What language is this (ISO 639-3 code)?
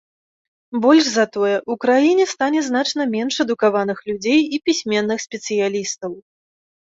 bel